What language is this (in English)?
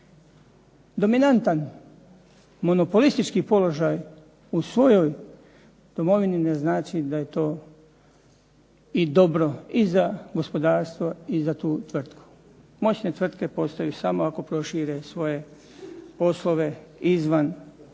Croatian